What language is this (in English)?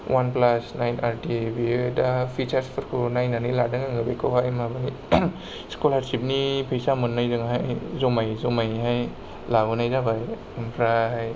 Bodo